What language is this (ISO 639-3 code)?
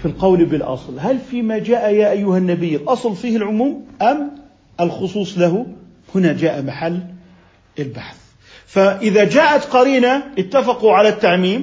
ara